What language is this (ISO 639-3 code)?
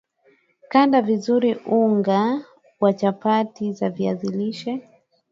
swa